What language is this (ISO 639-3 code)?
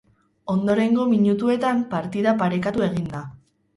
eus